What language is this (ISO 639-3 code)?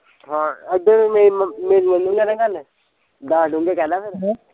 pan